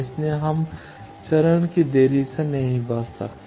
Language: Hindi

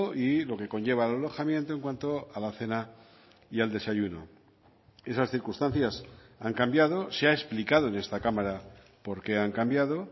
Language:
Spanish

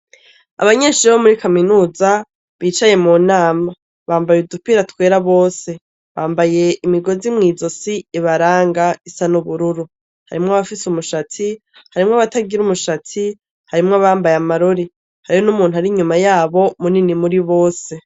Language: Rundi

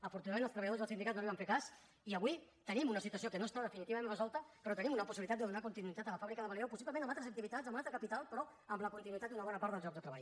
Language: Catalan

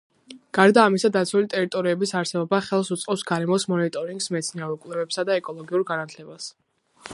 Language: Georgian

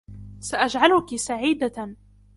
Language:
Arabic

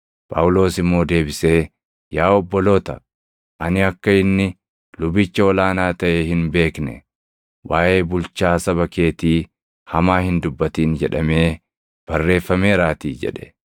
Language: Oromo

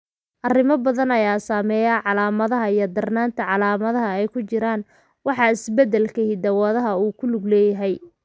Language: Somali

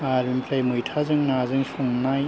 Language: Bodo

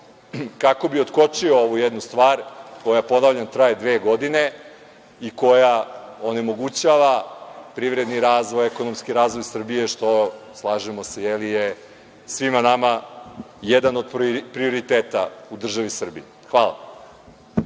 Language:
Serbian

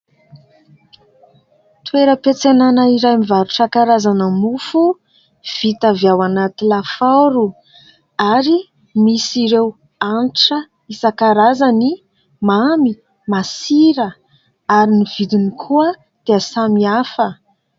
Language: Malagasy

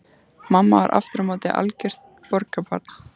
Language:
Icelandic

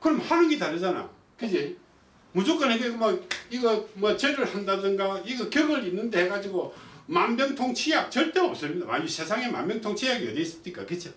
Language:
Korean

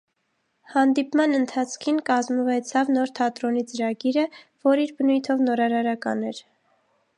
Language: Armenian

